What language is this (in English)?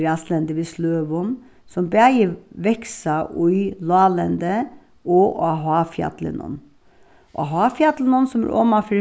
Faroese